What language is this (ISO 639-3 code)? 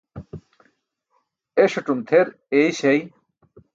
bsk